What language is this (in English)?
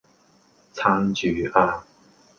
Cantonese